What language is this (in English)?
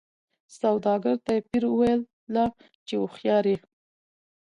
Pashto